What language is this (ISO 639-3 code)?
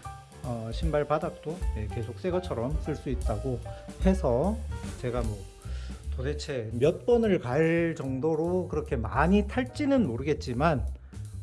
kor